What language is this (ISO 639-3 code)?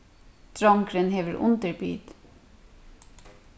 fao